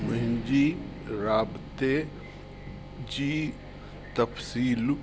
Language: Sindhi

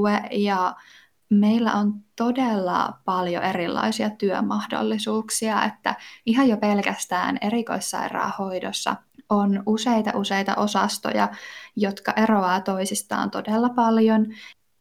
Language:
Finnish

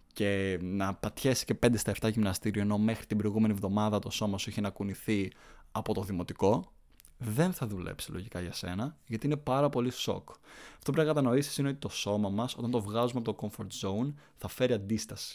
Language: Greek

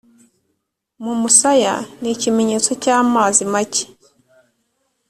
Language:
Kinyarwanda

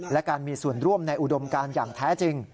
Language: Thai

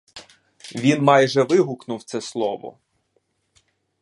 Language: Ukrainian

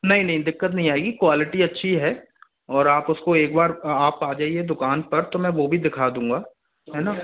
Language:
Hindi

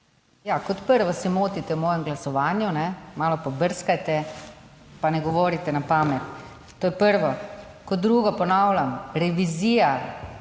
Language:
Slovenian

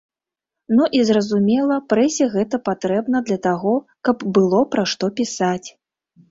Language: Belarusian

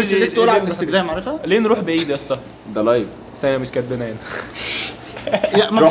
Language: Arabic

